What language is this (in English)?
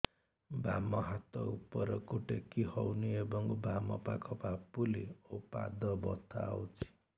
Odia